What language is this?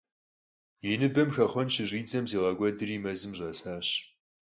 Kabardian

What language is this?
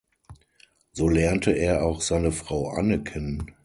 German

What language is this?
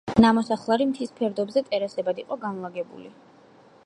Georgian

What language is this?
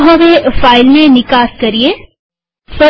Gujarati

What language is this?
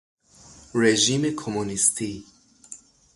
Persian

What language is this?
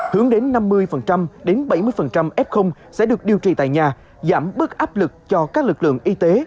Vietnamese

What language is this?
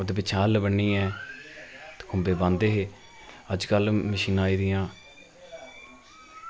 Dogri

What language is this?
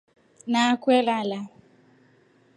Rombo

